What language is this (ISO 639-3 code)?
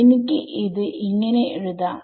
mal